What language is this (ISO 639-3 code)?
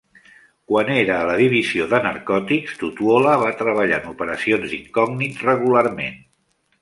cat